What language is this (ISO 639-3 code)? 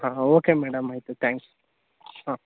kan